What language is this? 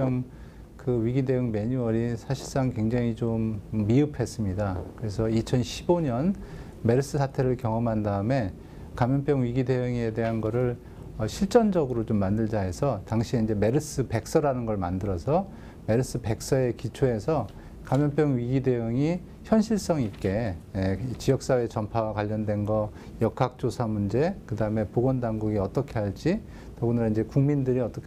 Korean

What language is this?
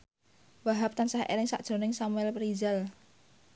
Javanese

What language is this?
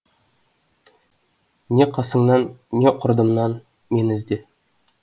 Kazakh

